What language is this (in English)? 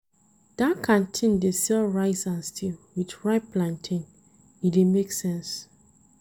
Nigerian Pidgin